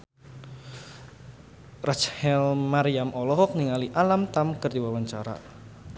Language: Sundanese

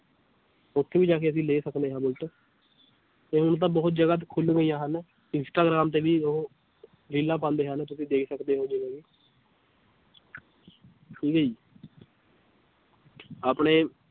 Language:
Punjabi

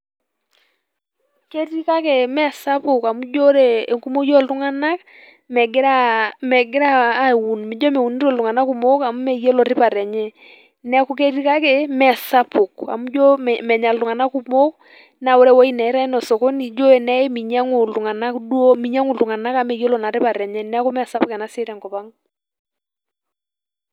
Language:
Masai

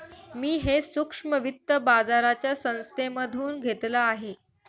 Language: Marathi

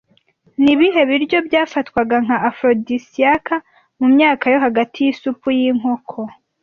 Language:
Kinyarwanda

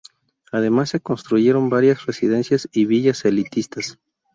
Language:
Spanish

